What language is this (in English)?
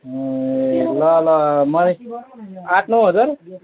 Nepali